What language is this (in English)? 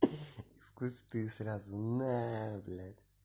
Russian